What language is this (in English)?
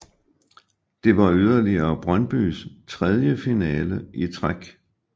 Danish